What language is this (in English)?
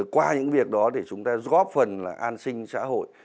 Vietnamese